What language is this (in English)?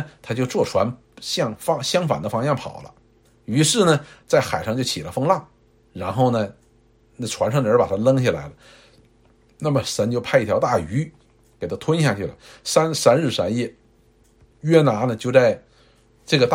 Chinese